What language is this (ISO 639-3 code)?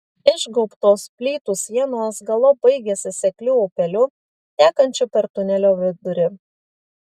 lit